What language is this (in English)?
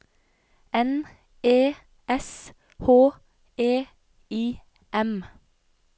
Norwegian